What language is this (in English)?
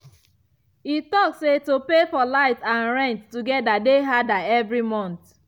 Nigerian Pidgin